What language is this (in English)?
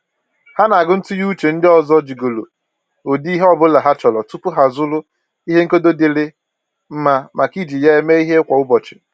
Igbo